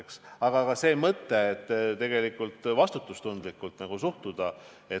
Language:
Estonian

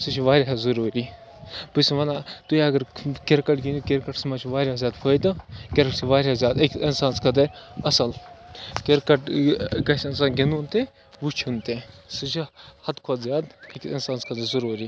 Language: Kashmiri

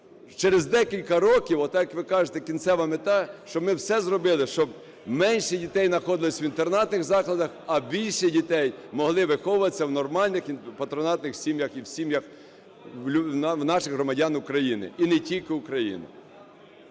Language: Ukrainian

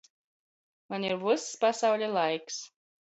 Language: Latgalian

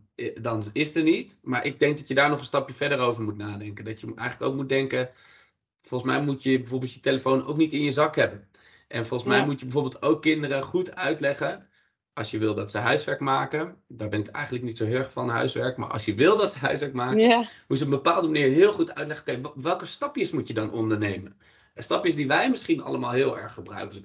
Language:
Dutch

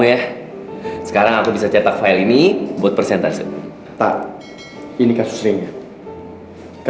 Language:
Indonesian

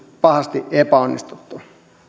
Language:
Finnish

